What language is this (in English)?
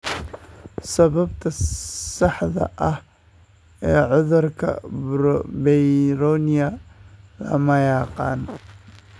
Somali